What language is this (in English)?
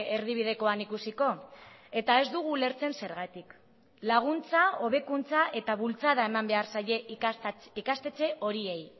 Basque